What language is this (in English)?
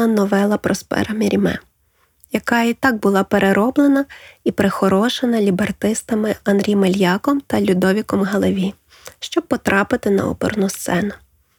Ukrainian